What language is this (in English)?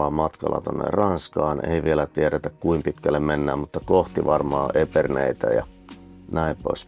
Finnish